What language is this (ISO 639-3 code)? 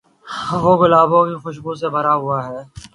urd